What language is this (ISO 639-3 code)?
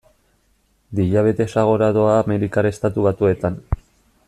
eus